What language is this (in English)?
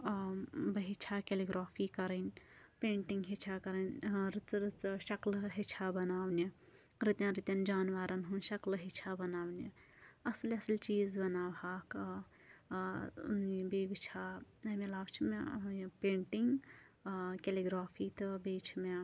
Kashmiri